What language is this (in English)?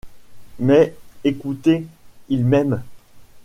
French